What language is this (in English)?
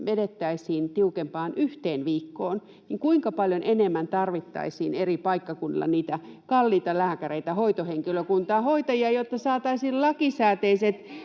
Finnish